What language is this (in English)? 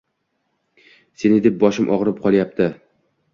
Uzbek